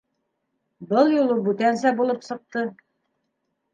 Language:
Bashkir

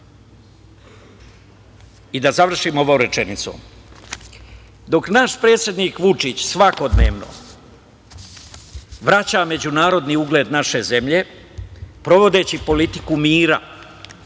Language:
Serbian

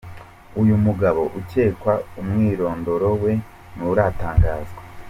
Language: Kinyarwanda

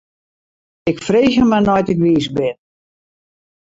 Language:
Western Frisian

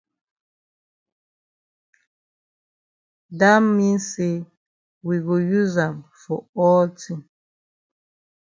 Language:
Cameroon Pidgin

